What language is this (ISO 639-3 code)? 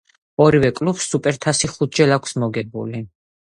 kat